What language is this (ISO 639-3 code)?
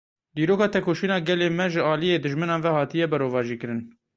kur